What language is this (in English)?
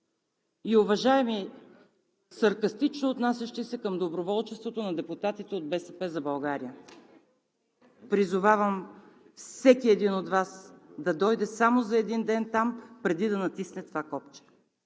Bulgarian